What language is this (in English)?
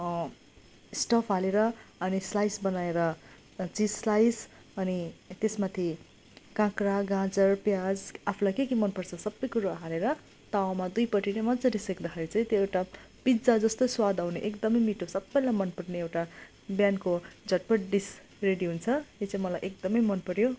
Nepali